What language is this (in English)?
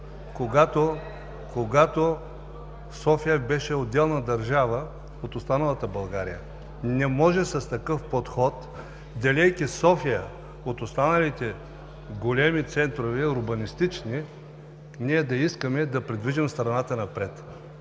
Bulgarian